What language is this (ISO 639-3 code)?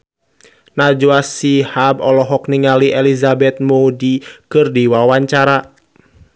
sun